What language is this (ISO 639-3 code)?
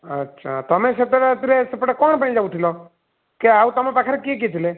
ori